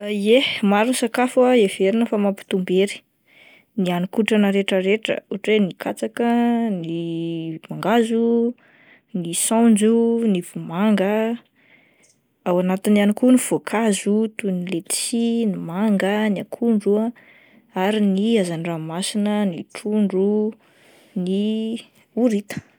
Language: Malagasy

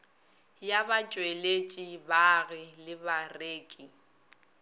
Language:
Northern Sotho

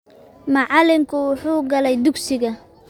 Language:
Somali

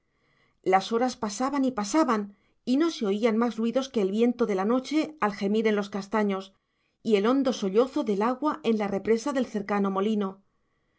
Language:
Spanish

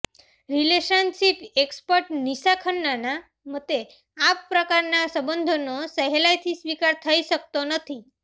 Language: Gujarati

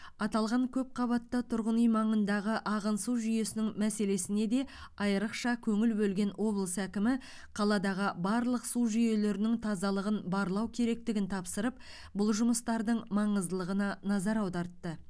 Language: Kazakh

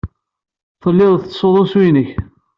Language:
Kabyle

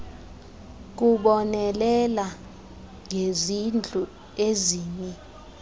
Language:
Xhosa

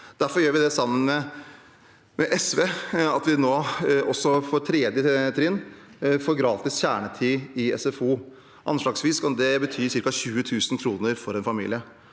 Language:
Norwegian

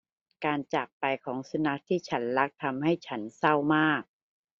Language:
Thai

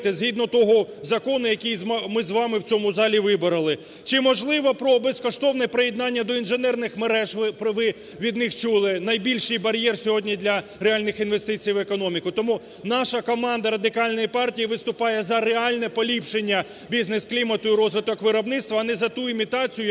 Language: Ukrainian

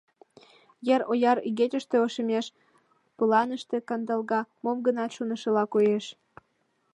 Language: Mari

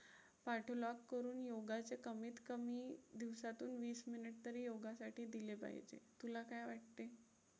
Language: Marathi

